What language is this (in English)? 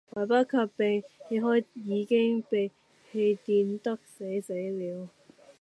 Cantonese